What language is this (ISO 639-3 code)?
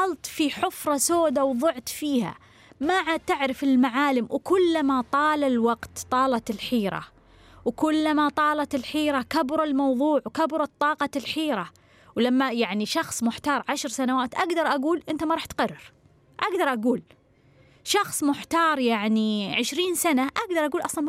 ara